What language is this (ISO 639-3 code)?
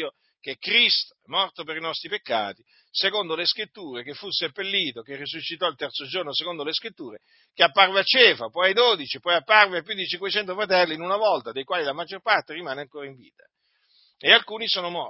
ita